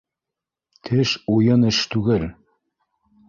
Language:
Bashkir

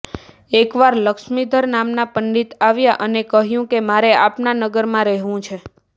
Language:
Gujarati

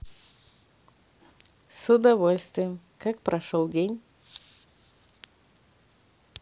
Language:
Russian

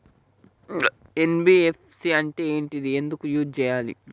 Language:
Telugu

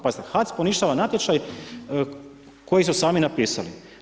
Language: Croatian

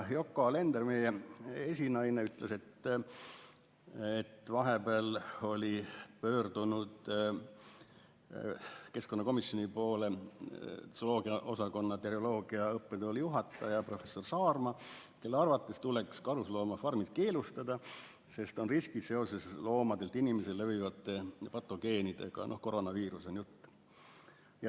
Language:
Estonian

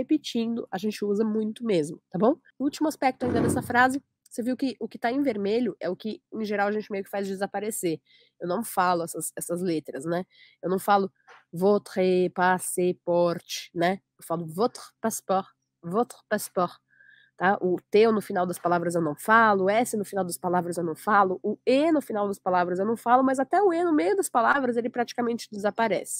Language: Portuguese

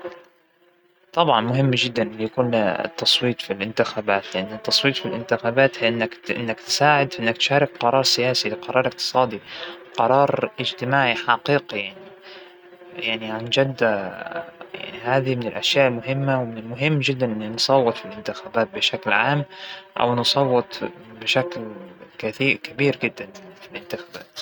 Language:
Hijazi Arabic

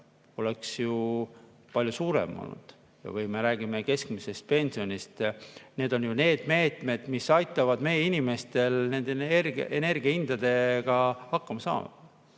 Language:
Estonian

